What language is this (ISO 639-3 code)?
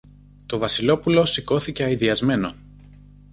ell